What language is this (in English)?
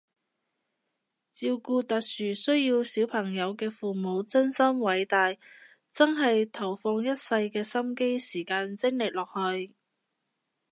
Cantonese